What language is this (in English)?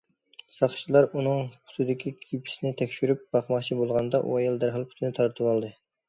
Uyghur